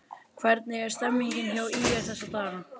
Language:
Icelandic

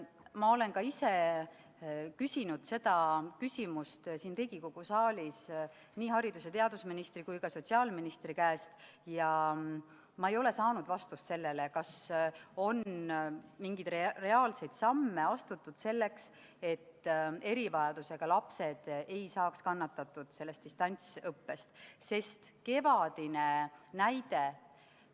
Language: Estonian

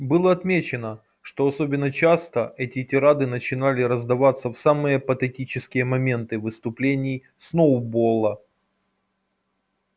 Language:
Russian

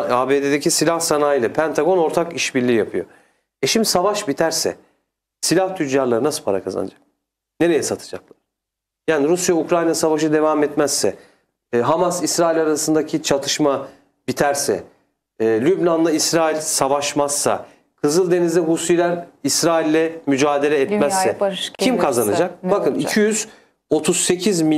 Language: Turkish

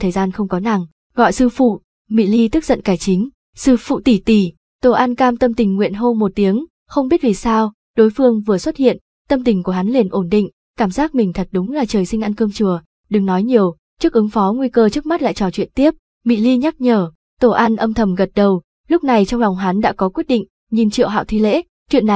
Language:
Vietnamese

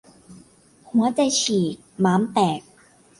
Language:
Thai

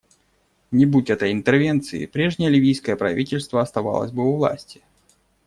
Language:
Russian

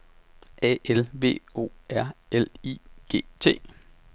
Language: Danish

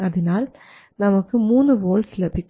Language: Malayalam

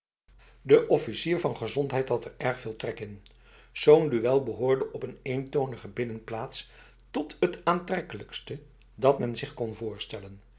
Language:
Dutch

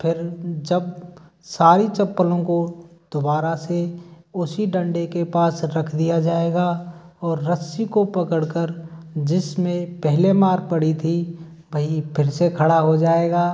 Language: Hindi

